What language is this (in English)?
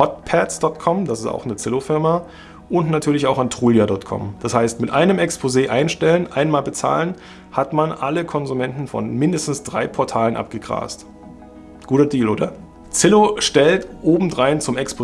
German